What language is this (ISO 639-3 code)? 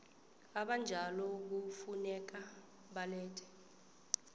nbl